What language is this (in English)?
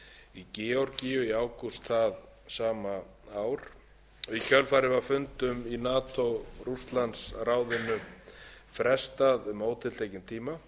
Icelandic